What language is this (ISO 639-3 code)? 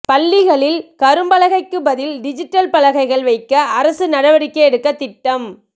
tam